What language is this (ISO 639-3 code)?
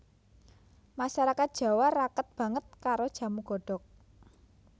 jav